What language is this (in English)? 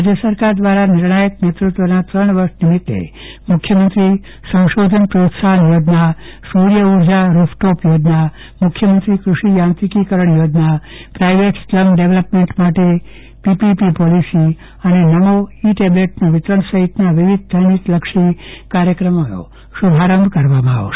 Gujarati